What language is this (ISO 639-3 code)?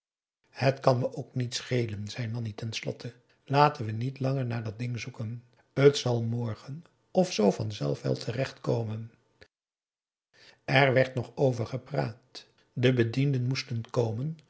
nld